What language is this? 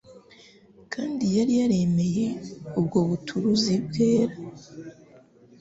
Kinyarwanda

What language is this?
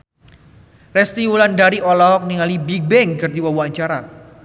Sundanese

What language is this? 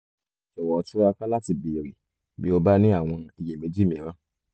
Yoruba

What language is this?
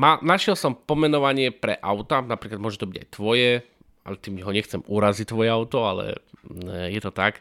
Slovak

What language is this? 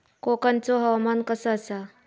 Marathi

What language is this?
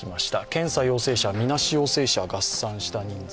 Japanese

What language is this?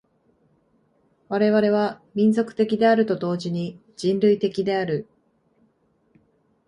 Japanese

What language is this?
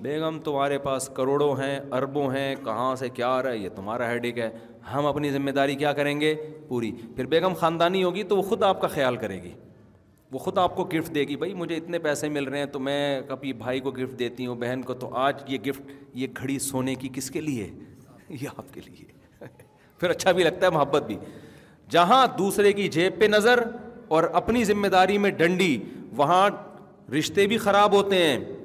Urdu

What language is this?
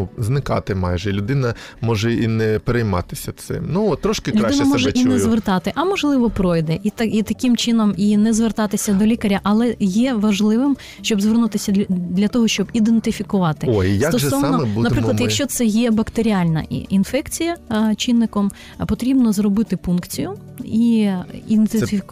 Ukrainian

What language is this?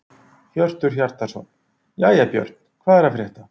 Icelandic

